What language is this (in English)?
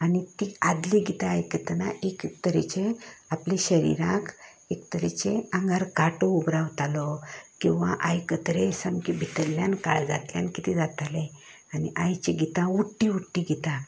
Konkani